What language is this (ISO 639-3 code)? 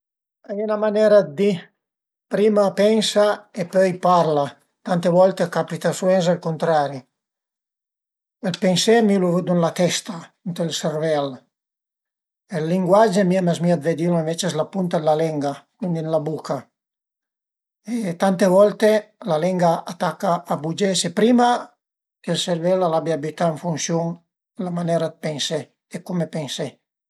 pms